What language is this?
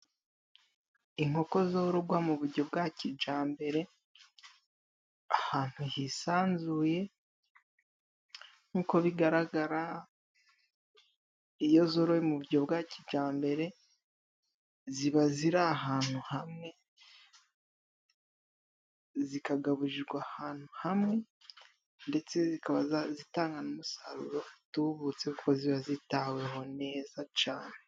Kinyarwanda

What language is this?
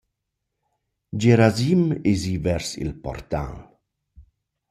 Romansh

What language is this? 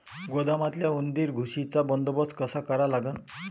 Marathi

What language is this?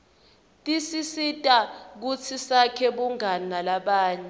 Swati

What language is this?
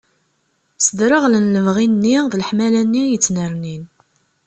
Kabyle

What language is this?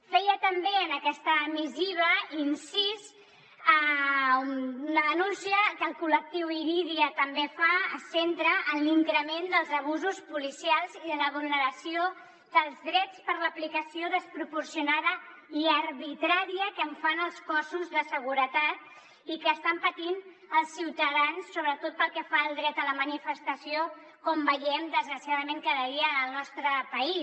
Catalan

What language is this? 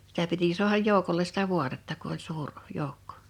Finnish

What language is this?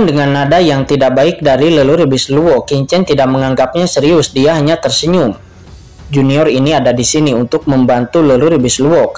Indonesian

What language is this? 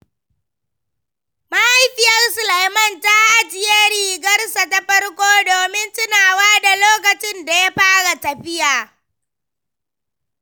Hausa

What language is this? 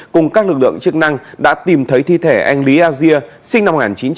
Vietnamese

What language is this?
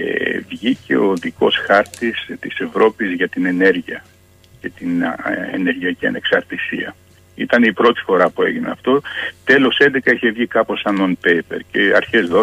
Greek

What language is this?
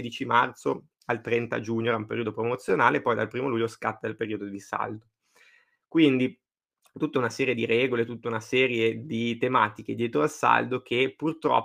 Italian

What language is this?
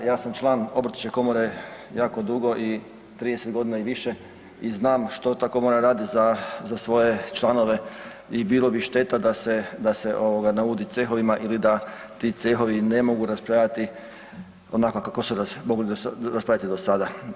Croatian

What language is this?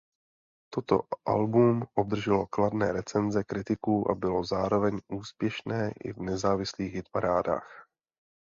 Czech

